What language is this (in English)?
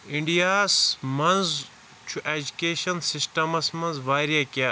Kashmiri